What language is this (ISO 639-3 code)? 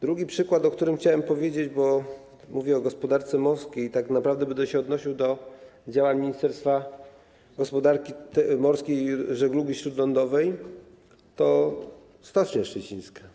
pol